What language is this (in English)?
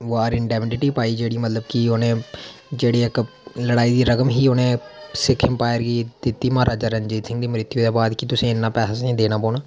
Dogri